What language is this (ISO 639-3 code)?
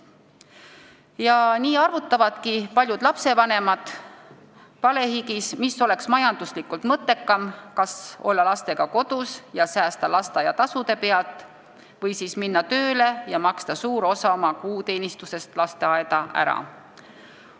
est